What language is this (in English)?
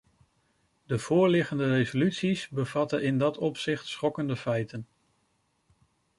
Dutch